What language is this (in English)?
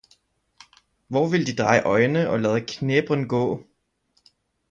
Danish